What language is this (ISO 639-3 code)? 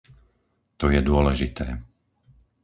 slk